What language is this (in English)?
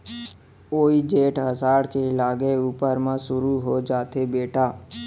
Chhattisgarhi